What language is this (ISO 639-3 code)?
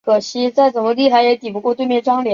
zho